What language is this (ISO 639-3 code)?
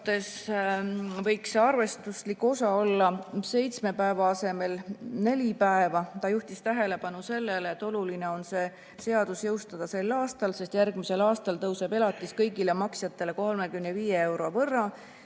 est